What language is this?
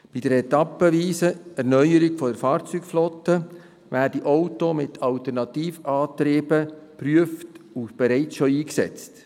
Swiss German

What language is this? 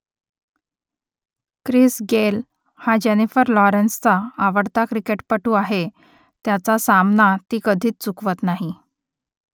Marathi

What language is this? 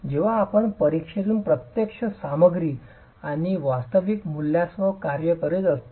Marathi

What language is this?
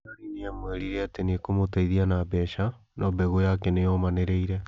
Kikuyu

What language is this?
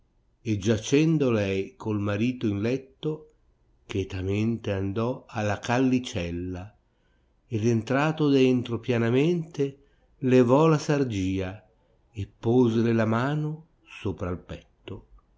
Italian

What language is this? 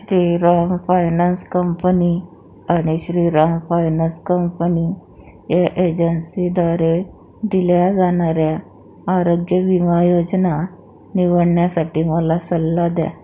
Marathi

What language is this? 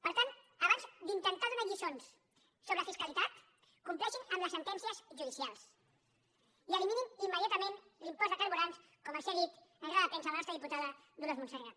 Catalan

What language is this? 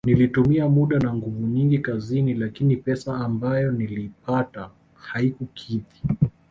Swahili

